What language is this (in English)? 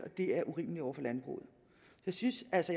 Danish